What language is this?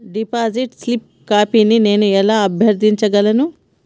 Telugu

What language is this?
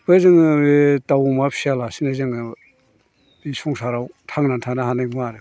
Bodo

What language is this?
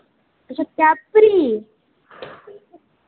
Dogri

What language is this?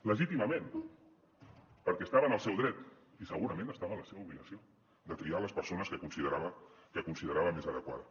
Catalan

